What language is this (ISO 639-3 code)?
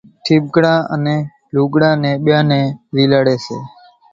gjk